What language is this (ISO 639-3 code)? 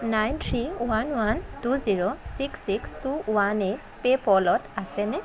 asm